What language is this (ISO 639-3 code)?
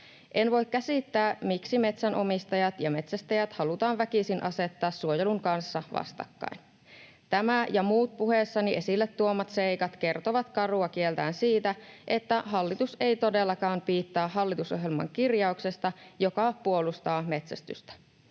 fin